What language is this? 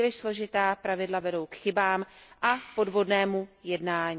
Czech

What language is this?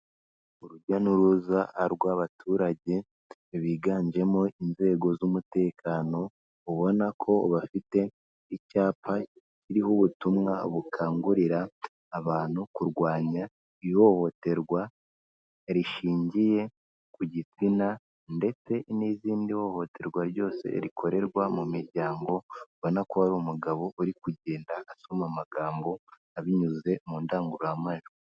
Kinyarwanda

